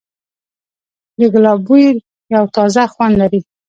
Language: Pashto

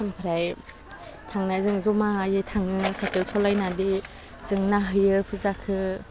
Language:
Bodo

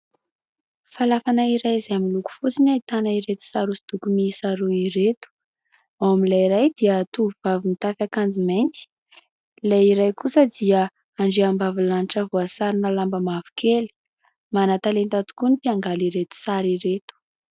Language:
Malagasy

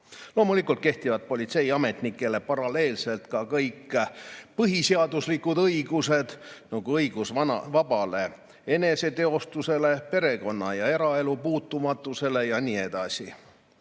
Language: Estonian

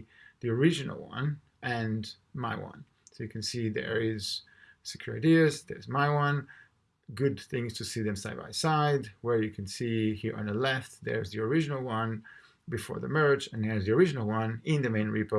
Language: English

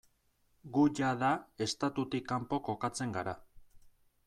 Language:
Basque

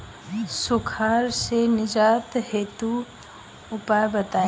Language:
Bhojpuri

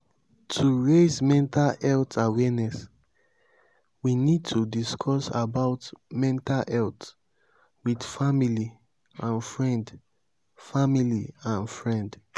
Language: Nigerian Pidgin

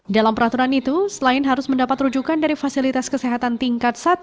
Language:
Indonesian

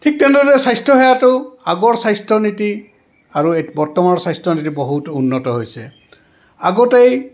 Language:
Assamese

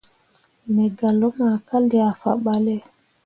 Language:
Mundang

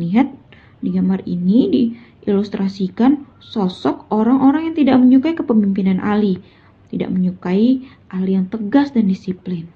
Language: Indonesian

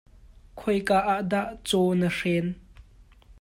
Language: Hakha Chin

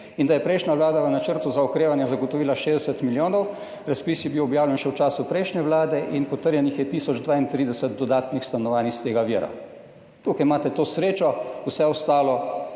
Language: Slovenian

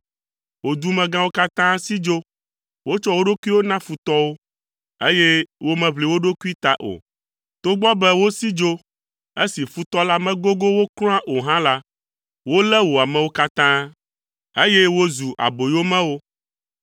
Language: Ewe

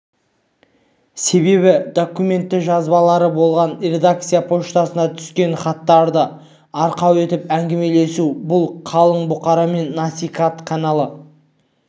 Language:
Kazakh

